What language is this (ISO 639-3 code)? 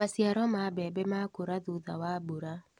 kik